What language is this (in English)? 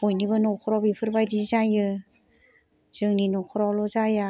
Bodo